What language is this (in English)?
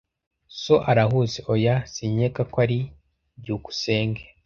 Kinyarwanda